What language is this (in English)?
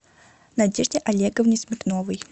Russian